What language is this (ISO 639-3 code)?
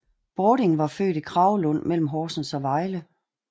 dan